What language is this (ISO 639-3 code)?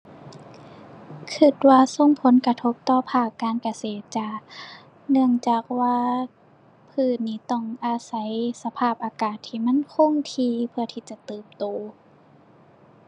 tha